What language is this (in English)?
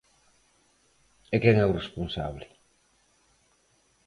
Galician